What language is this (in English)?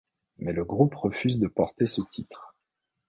French